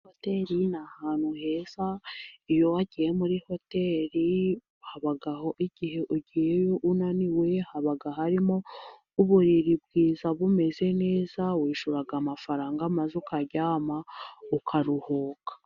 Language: Kinyarwanda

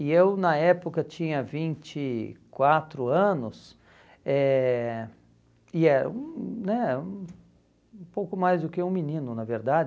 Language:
Portuguese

